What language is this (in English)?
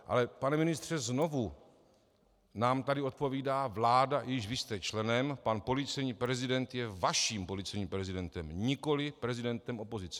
Czech